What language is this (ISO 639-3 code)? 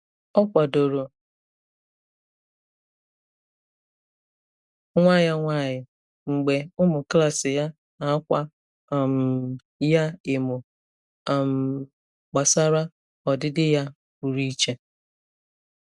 ibo